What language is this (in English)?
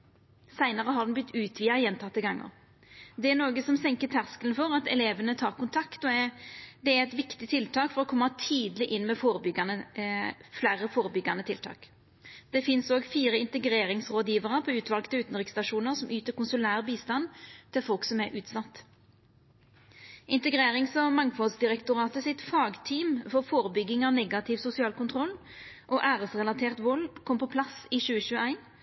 Norwegian Nynorsk